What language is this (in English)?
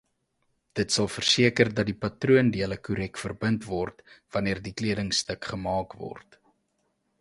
Afrikaans